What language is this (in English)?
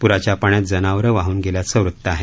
Marathi